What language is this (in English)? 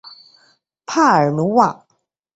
Chinese